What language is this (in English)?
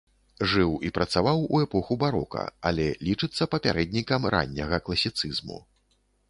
Belarusian